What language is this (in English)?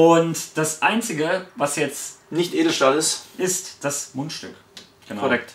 German